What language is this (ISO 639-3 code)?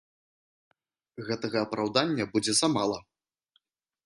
bel